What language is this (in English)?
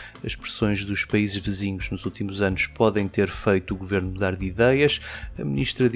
Portuguese